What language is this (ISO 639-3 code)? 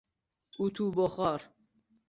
fas